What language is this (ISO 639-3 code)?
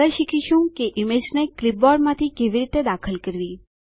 guj